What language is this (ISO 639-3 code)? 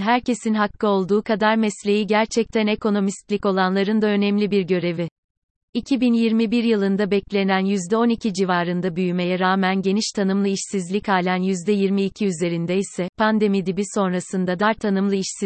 tur